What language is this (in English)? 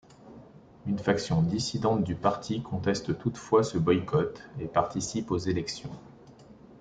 French